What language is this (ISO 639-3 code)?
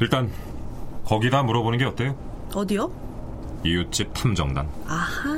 kor